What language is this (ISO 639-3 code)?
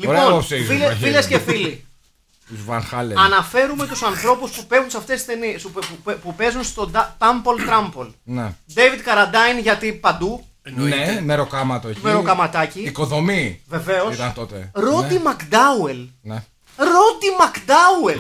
ell